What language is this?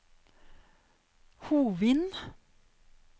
Norwegian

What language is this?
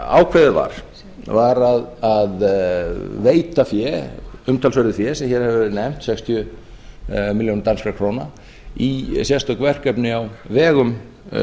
Icelandic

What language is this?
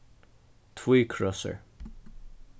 Faroese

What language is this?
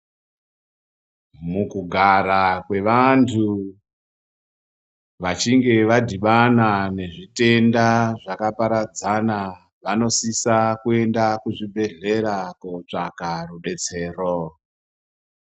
Ndau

